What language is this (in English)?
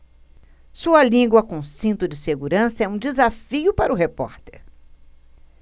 Portuguese